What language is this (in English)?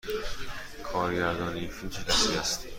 Persian